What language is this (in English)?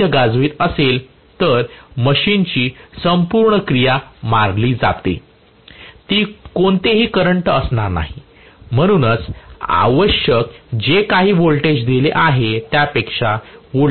Marathi